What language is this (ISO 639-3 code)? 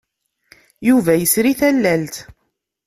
kab